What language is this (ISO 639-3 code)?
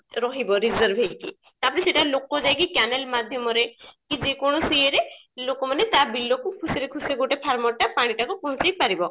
ori